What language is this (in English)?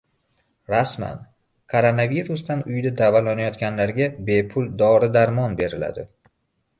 Uzbek